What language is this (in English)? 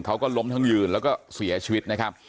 Thai